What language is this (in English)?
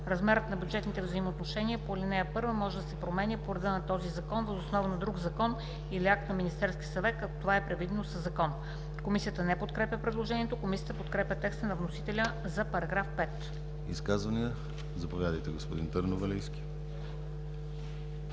Bulgarian